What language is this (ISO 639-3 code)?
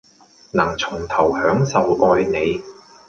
yue